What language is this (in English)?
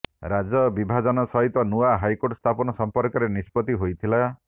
Odia